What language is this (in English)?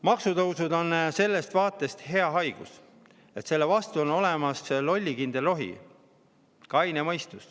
Estonian